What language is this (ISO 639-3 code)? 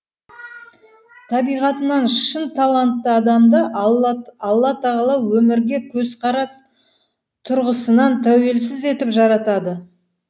kaz